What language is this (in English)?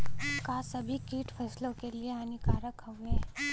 Bhojpuri